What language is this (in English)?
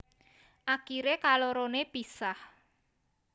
Javanese